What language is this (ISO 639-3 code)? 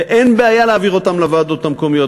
heb